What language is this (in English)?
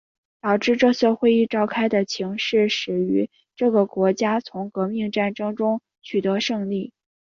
Chinese